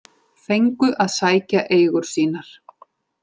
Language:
Icelandic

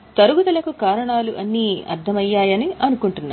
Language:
Telugu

